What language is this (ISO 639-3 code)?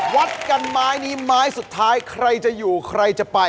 tha